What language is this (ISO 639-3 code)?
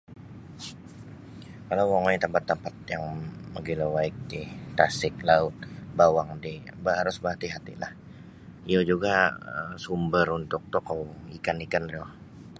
bsy